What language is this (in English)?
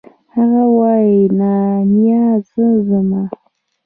Pashto